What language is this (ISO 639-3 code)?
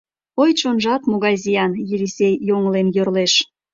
chm